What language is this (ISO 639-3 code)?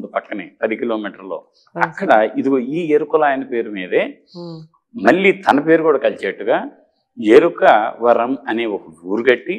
tel